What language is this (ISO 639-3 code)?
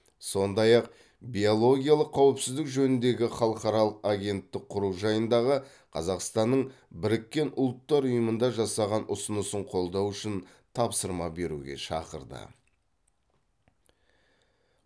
kaz